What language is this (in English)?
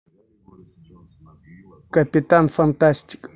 Russian